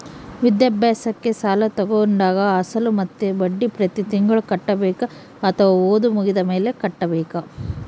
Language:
Kannada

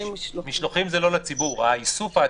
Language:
Hebrew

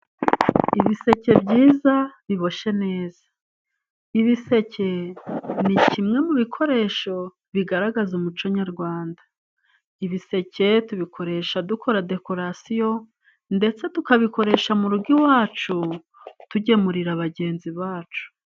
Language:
Kinyarwanda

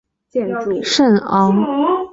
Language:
Chinese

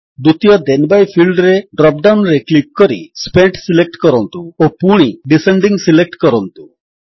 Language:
Odia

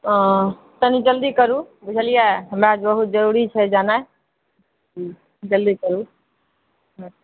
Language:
Maithili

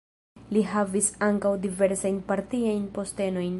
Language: Esperanto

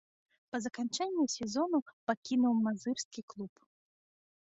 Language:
Belarusian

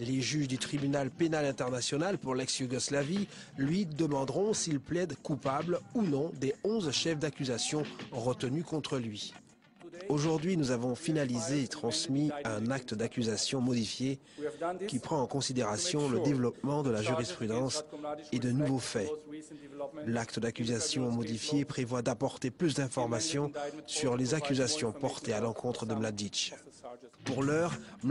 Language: French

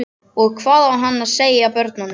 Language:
Icelandic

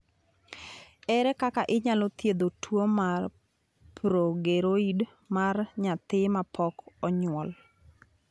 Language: Luo (Kenya and Tanzania)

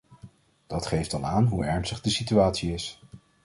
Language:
Dutch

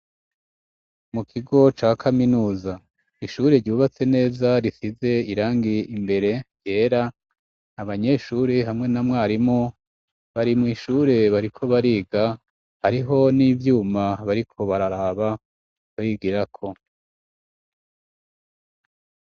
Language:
Rundi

